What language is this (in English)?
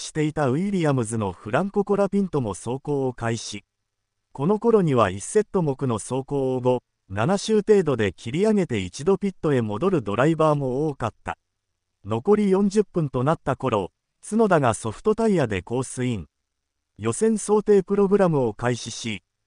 Japanese